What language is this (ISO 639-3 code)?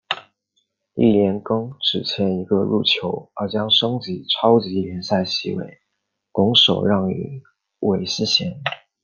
zho